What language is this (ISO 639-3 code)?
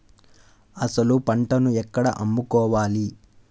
tel